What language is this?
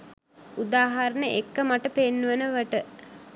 Sinhala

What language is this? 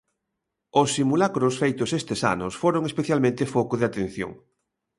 Galician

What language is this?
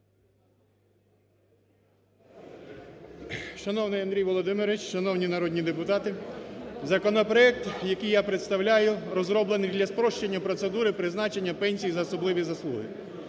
Ukrainian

